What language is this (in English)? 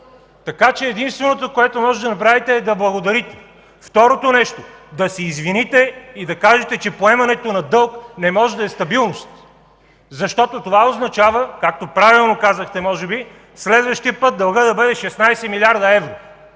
Bulgarian